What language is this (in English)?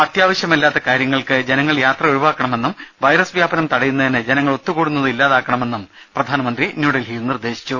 Malayalam